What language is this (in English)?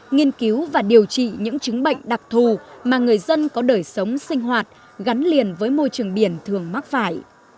Vietnamese